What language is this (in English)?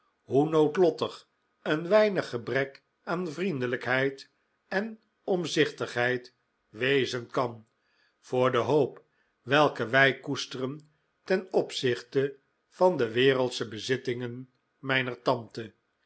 Dutch